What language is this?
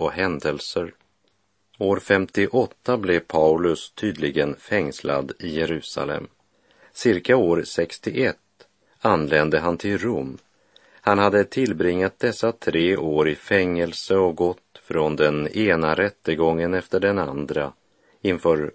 Swedish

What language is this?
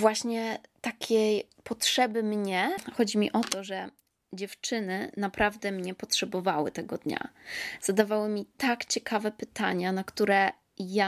Polish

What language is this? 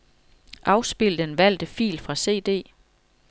Danish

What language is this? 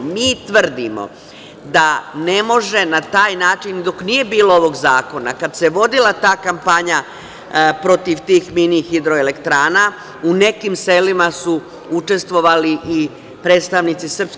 Serbian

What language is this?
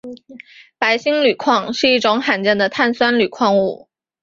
Chinese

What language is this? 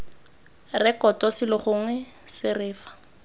Tswana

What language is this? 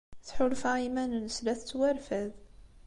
Kabyle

